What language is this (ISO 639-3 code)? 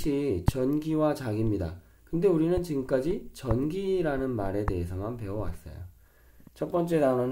kor